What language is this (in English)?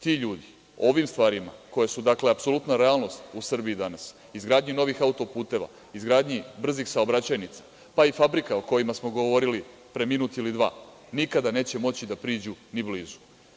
Serbian